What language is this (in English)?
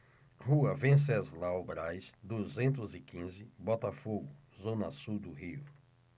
Portuguese